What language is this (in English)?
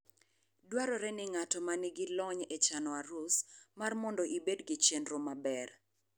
Luo (Kenya and Tanzania)